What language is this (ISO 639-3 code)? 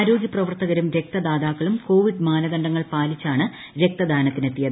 mal